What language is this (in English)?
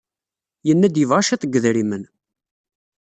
Kabyle